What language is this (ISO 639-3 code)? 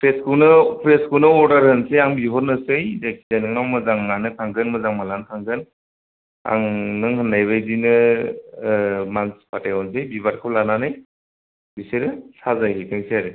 brx